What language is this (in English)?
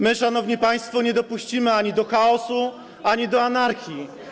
Polish